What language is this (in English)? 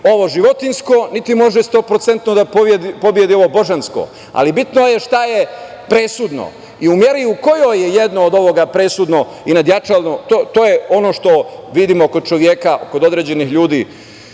Serbian